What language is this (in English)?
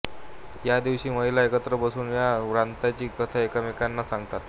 Marathi